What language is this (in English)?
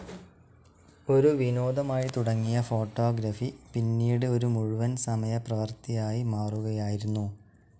Malayalam